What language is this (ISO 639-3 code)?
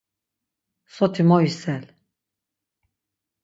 lzz